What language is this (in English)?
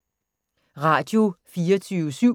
Danish